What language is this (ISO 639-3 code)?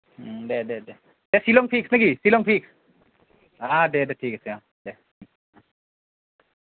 asm